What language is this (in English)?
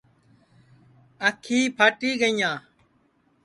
Sansi